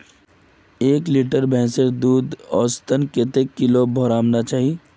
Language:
Magahi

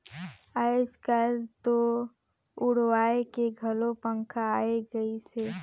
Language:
Chhattisgarhi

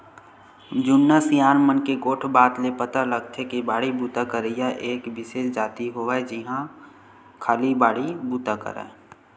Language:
Chhattisgarhi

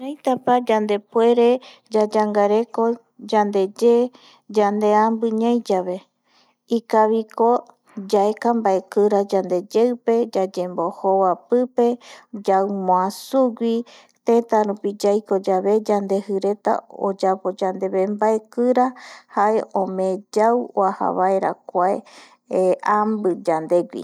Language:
Eastern Bolivian Guaraní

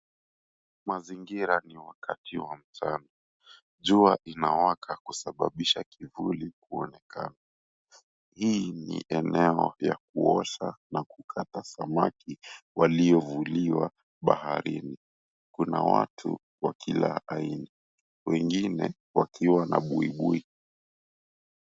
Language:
Swahili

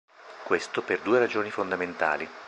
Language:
Italian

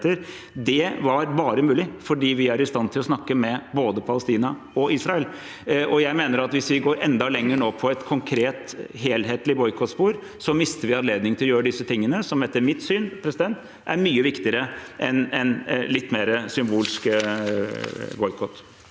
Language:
Norwegian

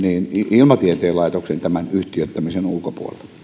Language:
Finnish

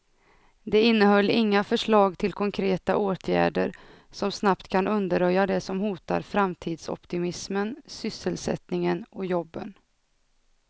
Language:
Swedish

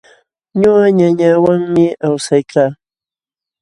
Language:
Jauja Wanca Quechua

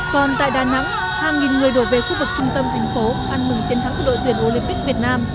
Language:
Vietnamese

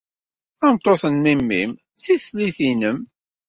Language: Kabyle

